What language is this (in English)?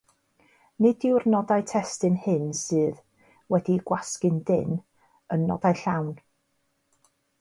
Welsh